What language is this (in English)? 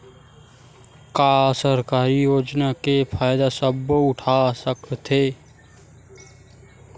Chhattisgarhi